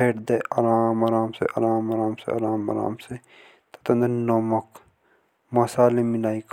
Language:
Jaunsari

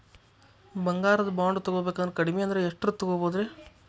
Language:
Kannada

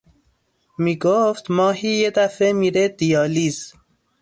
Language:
Persian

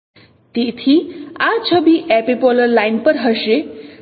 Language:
Gujarati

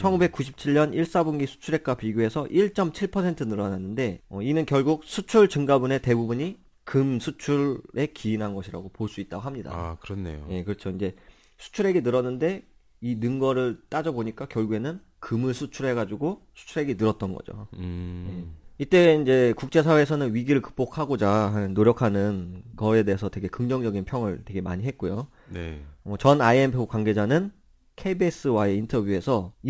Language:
Korean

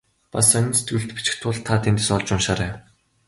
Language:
Mongolian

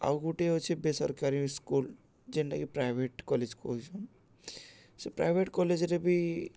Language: Odia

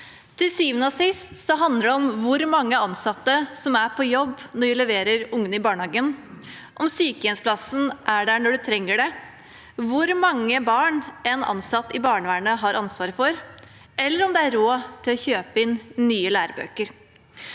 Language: Norwegian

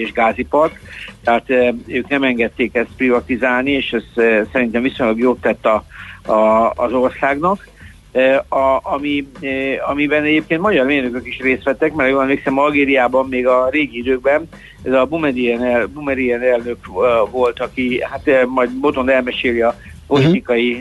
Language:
Hungarian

